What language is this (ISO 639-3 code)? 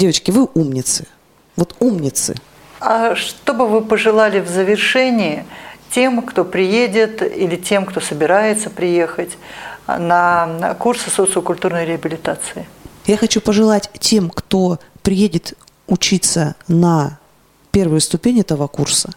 rus